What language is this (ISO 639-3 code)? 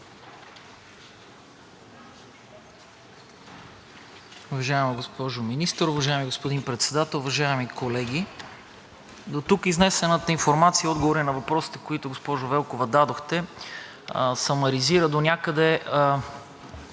bul